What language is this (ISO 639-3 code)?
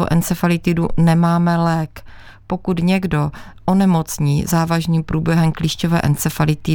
ces